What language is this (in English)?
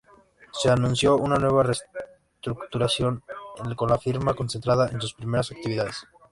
Spanish